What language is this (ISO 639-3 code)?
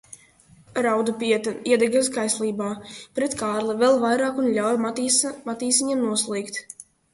lav